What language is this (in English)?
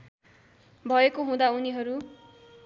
Nepali